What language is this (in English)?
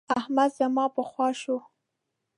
Pashto